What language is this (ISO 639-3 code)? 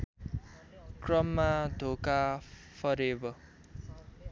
nep